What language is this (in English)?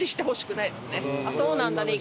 Japanese